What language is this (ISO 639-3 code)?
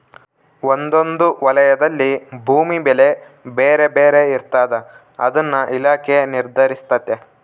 kan